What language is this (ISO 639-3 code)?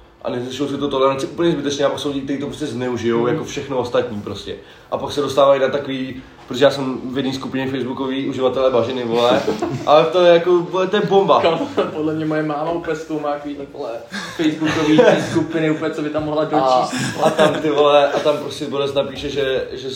ces